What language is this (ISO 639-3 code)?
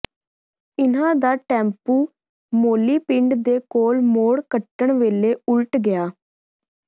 pan